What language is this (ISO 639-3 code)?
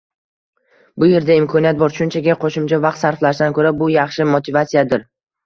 uzb